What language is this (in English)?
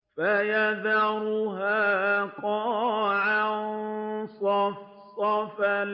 Arabic